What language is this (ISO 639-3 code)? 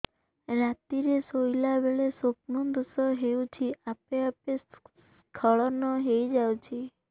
ori